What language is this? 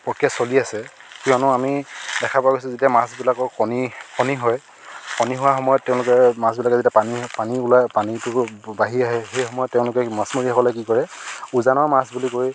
Assamese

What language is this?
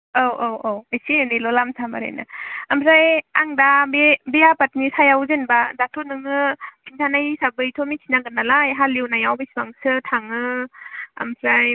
Bodo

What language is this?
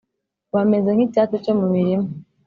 Kinyarwanda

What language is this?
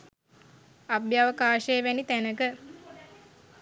Sinhala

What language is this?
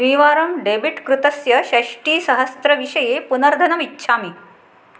Sanskrit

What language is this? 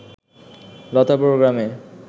Bangla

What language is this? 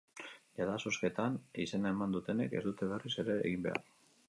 Basque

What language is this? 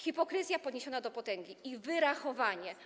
Polish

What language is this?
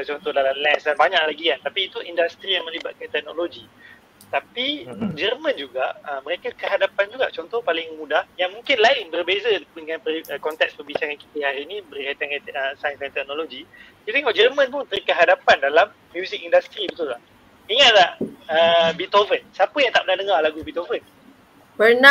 Malay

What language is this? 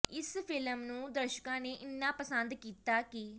Punjabi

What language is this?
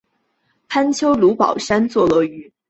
Chinese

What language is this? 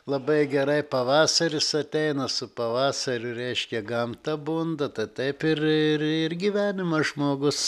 Lithuanian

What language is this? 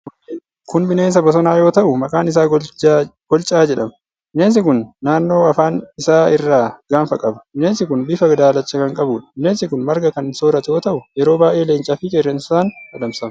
Oromo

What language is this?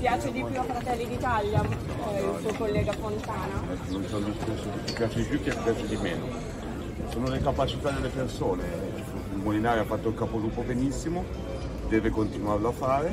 Italian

